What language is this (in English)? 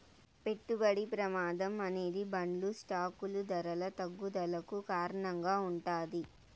Telugu